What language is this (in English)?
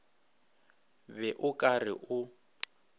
Northern Sotho